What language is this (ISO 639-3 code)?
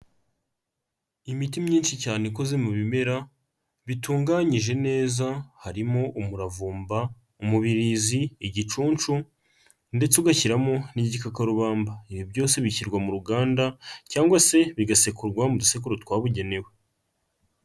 kin